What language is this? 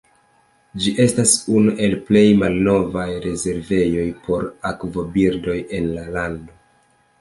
Esperanto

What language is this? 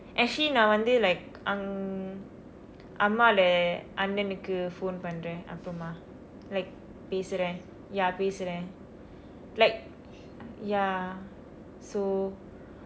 English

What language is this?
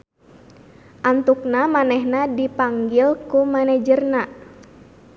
Sundanese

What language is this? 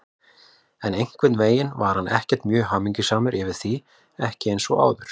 Icelandic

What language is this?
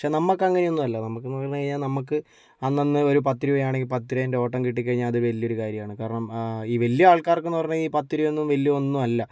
Malayalam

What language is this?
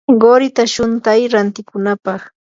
Yanahuanca Pasco Quechua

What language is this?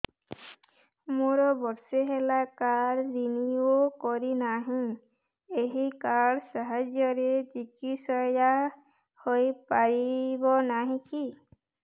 Odia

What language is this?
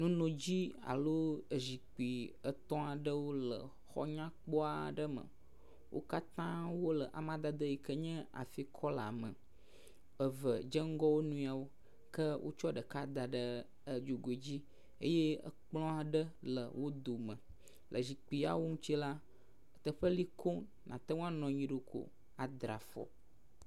Ewe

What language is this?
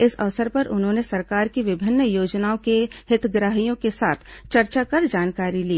Hindi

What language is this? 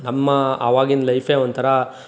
Kannada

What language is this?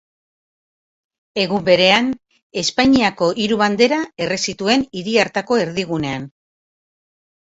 Basque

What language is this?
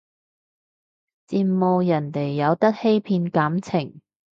Cantonese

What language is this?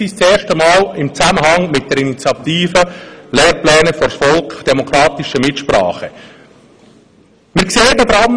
Swiss German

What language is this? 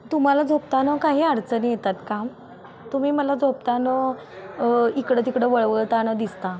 Marathi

